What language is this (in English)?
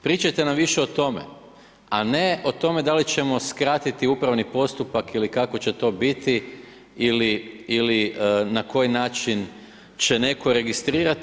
Croatian